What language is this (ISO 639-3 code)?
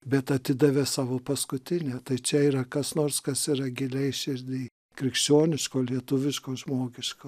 lit